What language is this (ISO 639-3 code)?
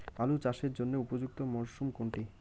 ben